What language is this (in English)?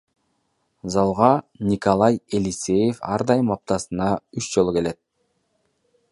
Kyrgyz